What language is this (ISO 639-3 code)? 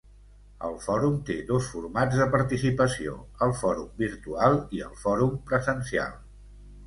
cat